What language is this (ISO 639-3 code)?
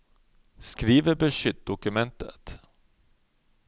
nor